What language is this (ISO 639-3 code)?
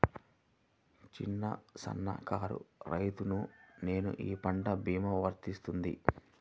tel